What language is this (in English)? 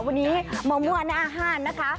Thai